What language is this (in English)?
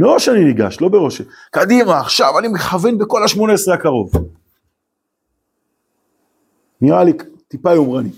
Hebrew